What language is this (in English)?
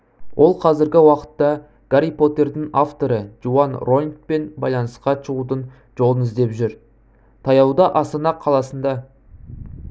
Kazakh